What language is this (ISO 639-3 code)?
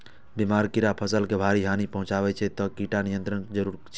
mai